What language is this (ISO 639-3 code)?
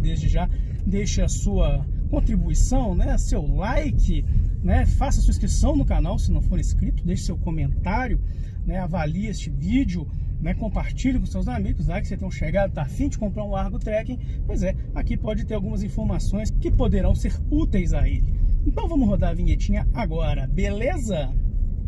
por